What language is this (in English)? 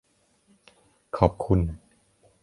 Thai